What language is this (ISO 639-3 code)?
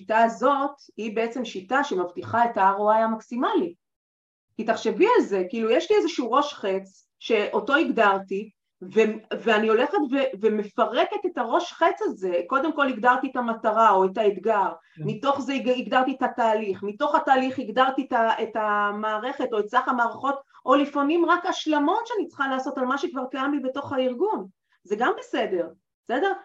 heb